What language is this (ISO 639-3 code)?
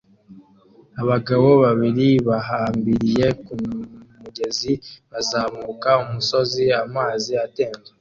kin